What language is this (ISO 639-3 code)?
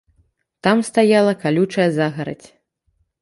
bel